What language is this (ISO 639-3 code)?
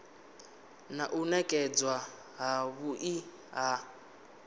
ven